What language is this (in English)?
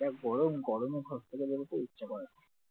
Bangla